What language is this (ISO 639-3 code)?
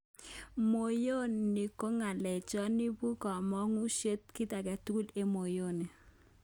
kln